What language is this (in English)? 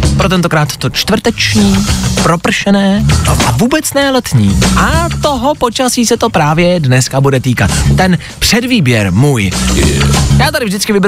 Czech